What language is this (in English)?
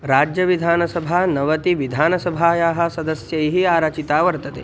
Sanskrit